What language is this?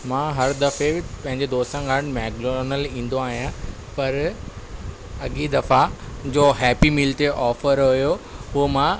Sindhi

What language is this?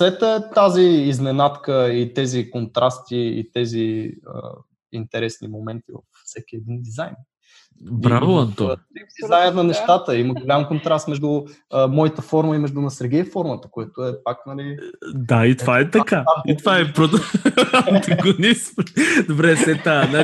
Bulgarian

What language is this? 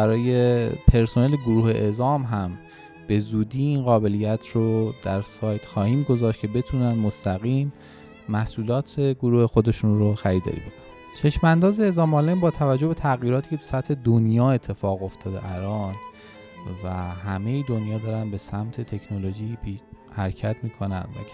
Persian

